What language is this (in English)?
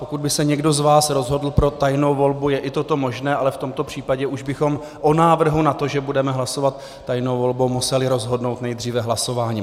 Czech